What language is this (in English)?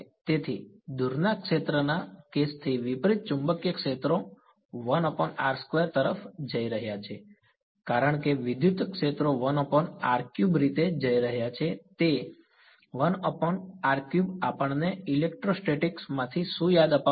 Gujarati